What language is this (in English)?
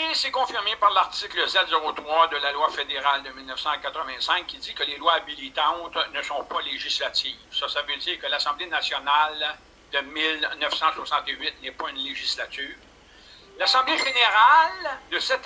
French